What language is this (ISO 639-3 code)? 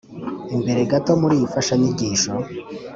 kin